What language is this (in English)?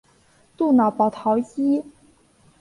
Chinese